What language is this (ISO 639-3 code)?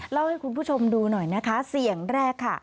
tha